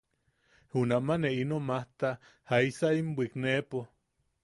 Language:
Yaqui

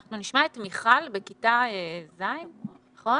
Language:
Hebrew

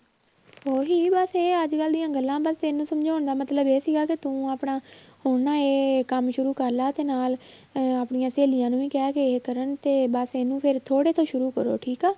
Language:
Punjabi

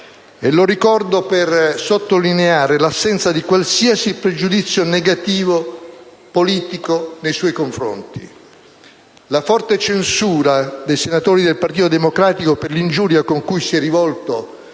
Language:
Italian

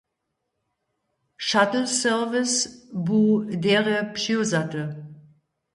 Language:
Upper Sorbian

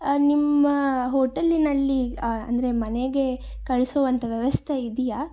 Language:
Kannada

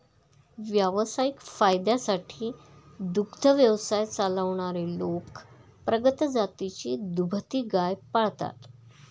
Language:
Marathi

